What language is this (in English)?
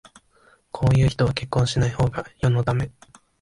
Japanese